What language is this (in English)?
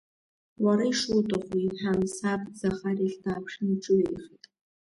Abkhazian